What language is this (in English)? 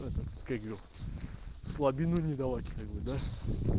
Russian